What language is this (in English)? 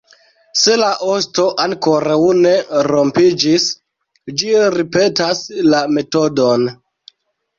Esperanto